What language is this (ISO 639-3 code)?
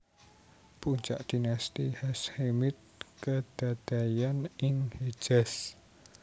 jav